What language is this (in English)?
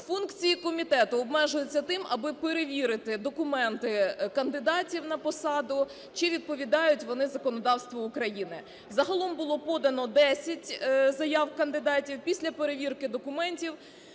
Ukrainian